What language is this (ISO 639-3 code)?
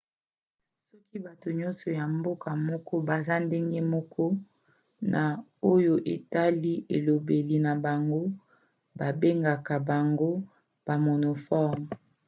lin